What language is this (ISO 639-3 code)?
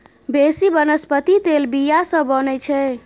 mai